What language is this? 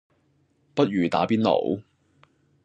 Cantonese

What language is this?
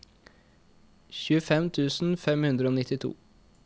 Norwegian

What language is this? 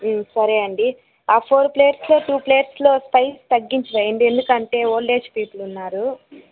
Telugu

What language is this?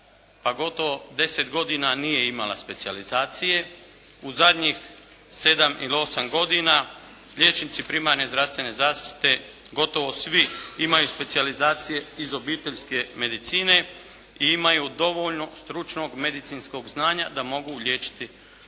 Croatian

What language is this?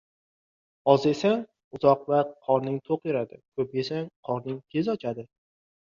Uzbek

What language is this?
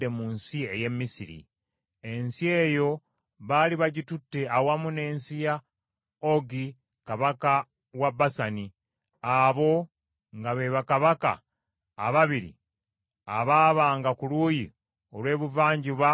Ganda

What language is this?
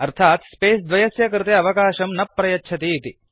Sanskrit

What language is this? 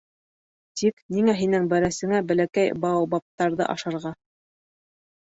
Bashkir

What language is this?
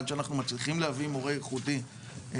Hebrew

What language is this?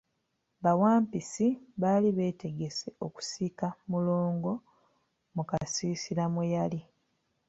Ganda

